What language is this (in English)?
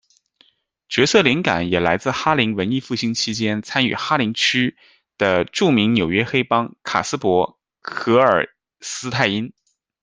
Chinese